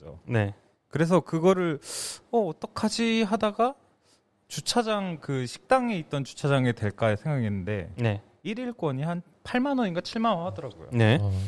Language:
Korean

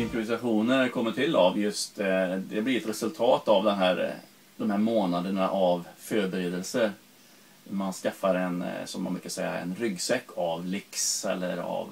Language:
Swedish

